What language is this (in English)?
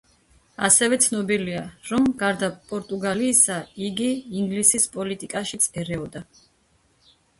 Georgian